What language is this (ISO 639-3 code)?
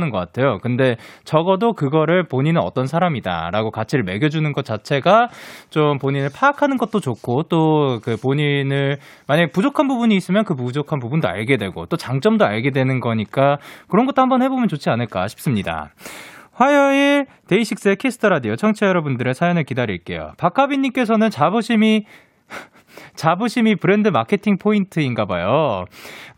kor